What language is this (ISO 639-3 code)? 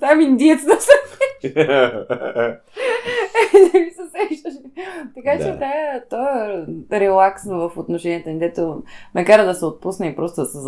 bul